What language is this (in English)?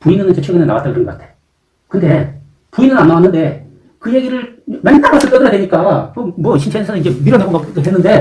Korean